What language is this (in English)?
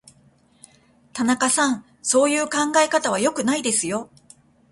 Japanese